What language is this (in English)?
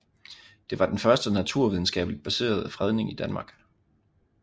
Danish